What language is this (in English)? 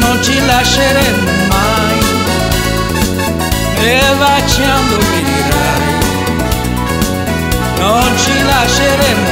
Romanian